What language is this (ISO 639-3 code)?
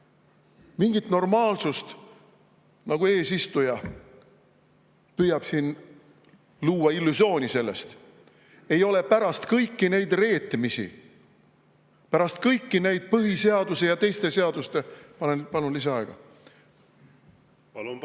est